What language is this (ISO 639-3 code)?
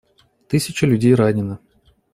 rus